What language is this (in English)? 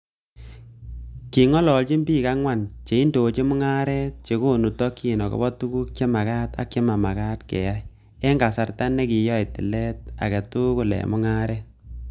Kalenjin